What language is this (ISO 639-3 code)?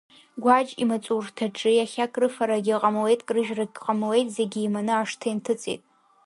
abk